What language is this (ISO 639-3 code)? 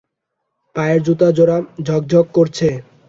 ben